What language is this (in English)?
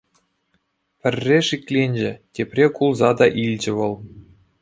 Chuvash